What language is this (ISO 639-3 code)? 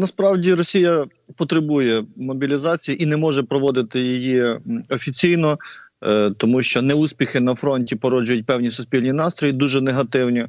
ukr